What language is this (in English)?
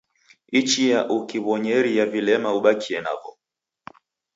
Taita